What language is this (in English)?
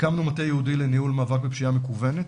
Hebrew